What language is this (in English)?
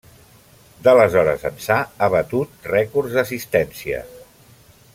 Catalan